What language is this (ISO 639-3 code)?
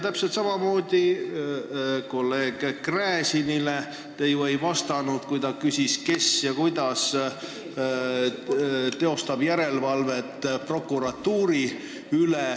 est